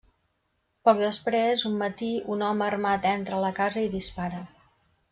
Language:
Catalan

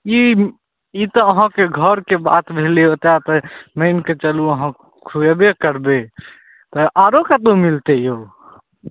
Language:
Maithili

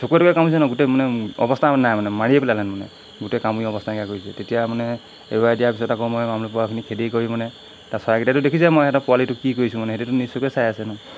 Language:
Assamese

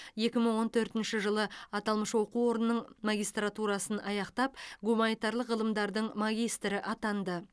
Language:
Kazakh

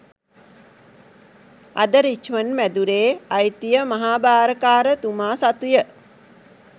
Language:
Sinhala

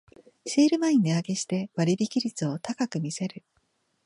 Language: Japanese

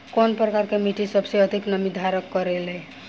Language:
Bhojpuri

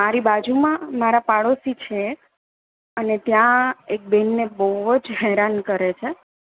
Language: Gujarati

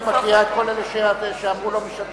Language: Hebrew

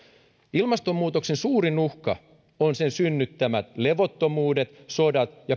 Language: Finnish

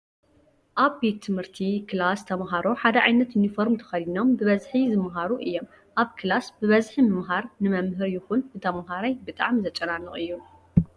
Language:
Tigrinya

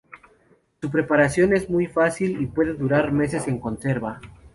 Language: Spanish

